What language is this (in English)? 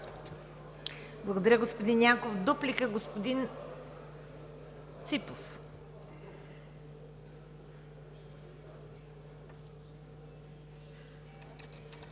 Bulgarian